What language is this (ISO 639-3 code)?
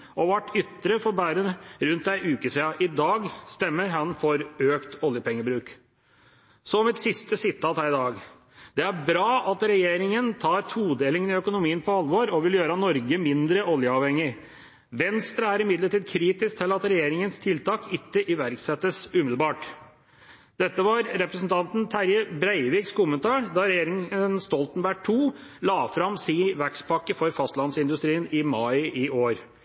nob